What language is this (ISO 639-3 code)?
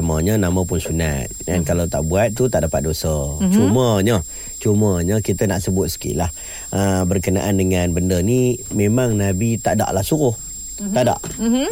msa